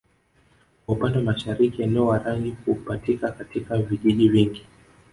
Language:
Swahili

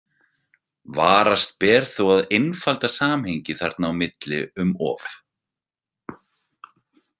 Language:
Icelandic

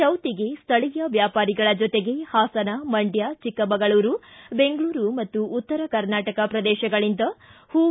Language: Kannada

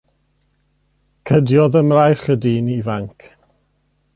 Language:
Welsh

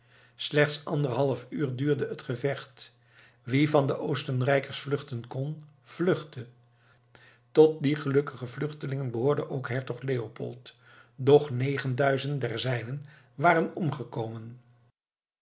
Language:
Dutch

